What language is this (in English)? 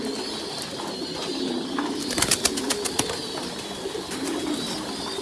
Vietnamese